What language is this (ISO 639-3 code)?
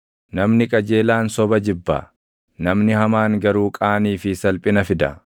orm